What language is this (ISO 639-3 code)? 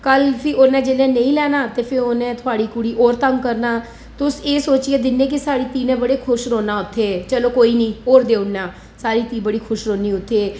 doi